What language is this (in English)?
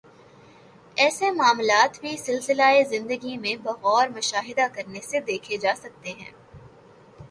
Urdu